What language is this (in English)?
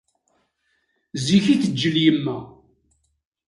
Kabyle